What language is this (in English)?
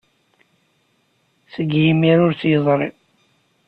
Kabyle